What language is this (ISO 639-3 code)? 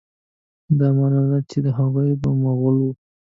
pus